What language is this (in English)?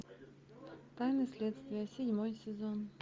Russian